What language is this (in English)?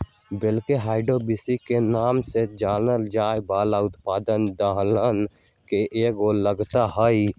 Magahi